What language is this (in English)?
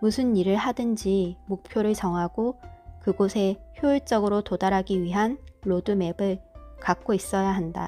Korean